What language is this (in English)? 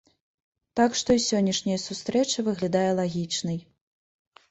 Belarusian